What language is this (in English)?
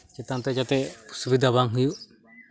Santali